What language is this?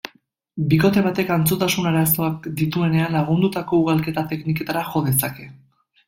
Basque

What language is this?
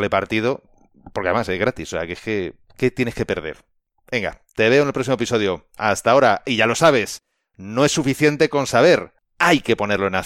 Spanish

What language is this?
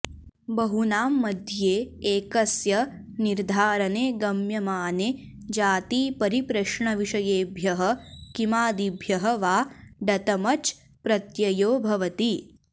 Sanskrit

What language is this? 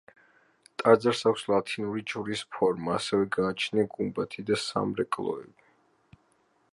Georgian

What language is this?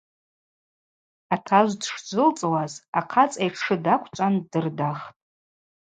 Abaza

